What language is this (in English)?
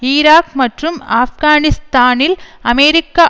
Tamil